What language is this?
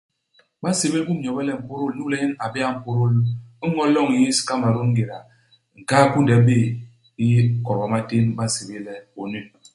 Basaa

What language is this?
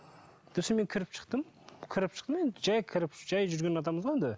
Kazakh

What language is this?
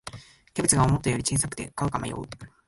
Japanese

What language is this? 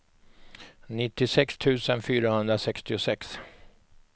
Swedish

